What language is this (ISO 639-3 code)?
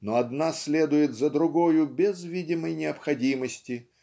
rus